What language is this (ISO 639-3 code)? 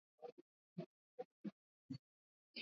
swa